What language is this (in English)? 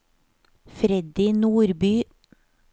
Norwegian